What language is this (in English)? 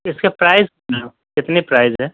Urdu